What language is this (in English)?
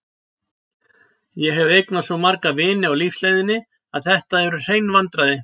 Icelandic